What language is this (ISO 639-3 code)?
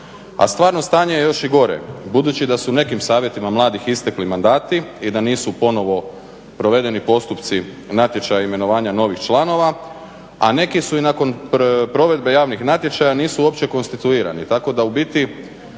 hrv